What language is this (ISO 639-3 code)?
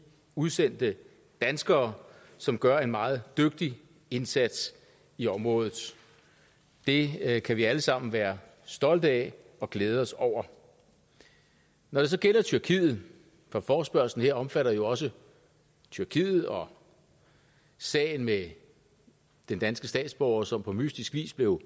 dan